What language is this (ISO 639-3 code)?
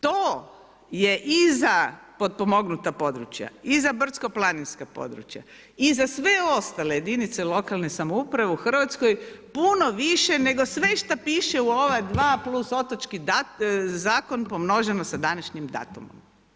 hrv